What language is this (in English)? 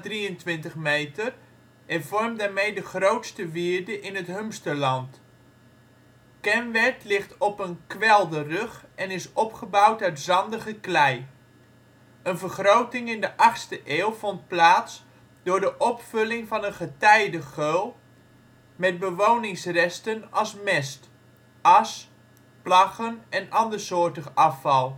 Dutch